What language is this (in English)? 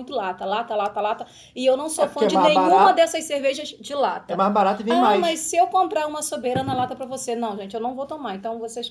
Portuguese